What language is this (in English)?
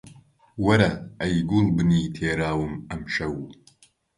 Central Kurdish